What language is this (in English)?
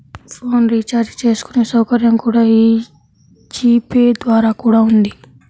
Telugu